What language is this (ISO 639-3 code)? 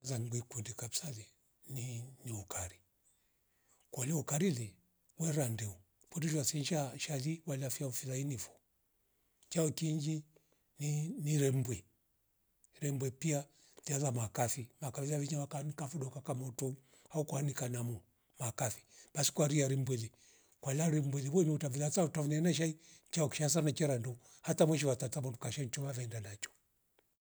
rof